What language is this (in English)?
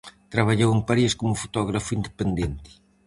Galician